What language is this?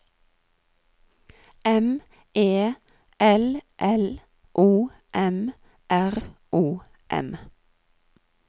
Norwegian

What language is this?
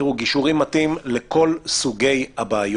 Hebrew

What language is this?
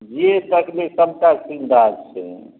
Maithili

